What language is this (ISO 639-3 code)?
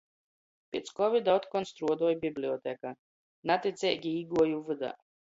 ltg